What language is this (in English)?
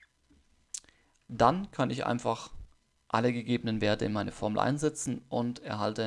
German